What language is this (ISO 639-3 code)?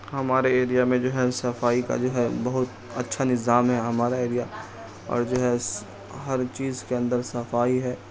urd